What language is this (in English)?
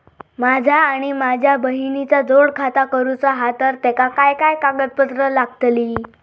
Marathi